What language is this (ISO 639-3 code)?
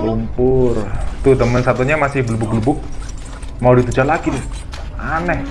ind